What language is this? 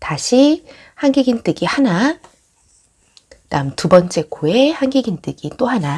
Korean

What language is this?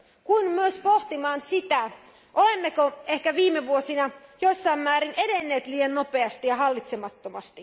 Finnish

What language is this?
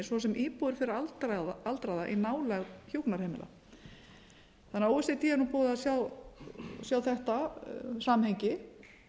Icelandic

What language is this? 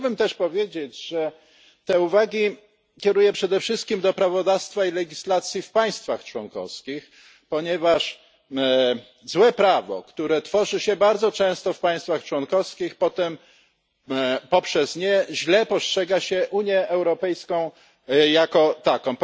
Polish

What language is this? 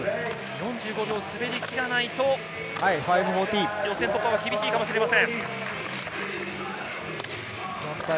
Japanese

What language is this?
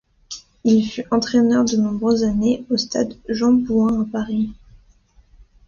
French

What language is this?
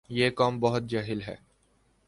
Urdu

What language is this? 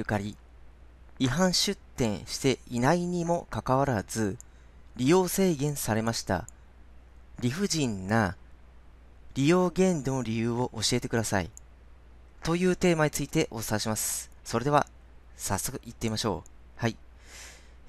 Japanese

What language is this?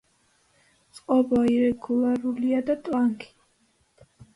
Georgian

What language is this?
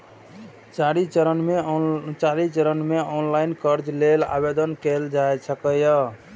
Maithili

